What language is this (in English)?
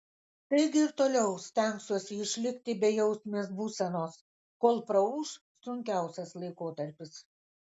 Lithuanian